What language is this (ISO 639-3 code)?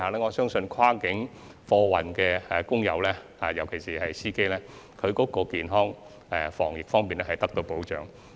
yue